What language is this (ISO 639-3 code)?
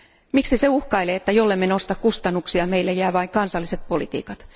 fin